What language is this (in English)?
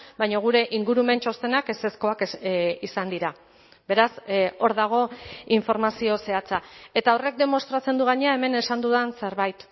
Basque